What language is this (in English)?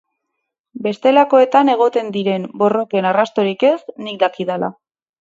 Basque